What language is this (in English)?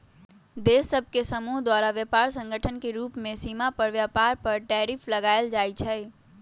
Magahi